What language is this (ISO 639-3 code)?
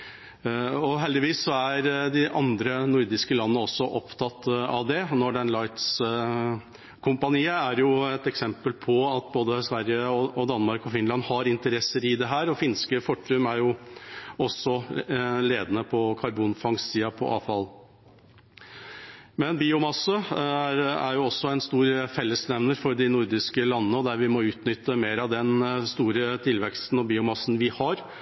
nob